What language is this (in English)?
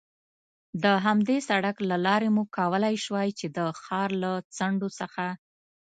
Pashto